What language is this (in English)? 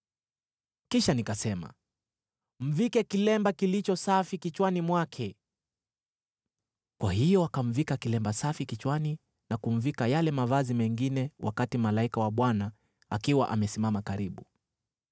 Swahili